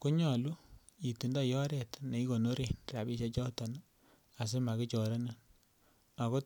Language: Kalenjin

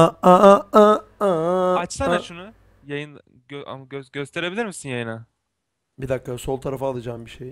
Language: Turkish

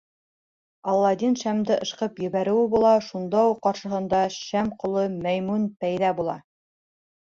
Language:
Bashkir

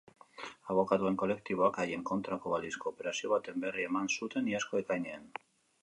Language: Basque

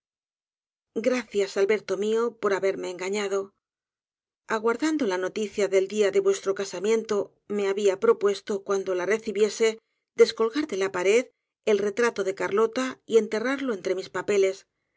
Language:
Spanish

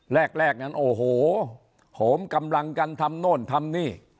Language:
Thai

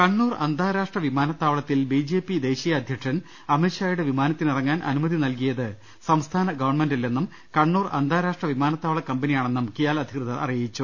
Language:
Malayalam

